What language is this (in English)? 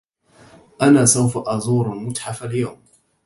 Arabic